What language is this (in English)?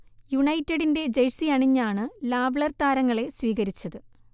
Malayalam